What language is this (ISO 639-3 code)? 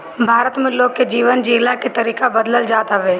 bho